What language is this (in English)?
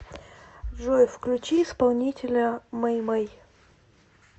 Russian